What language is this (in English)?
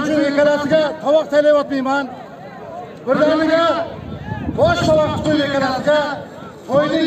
Turkish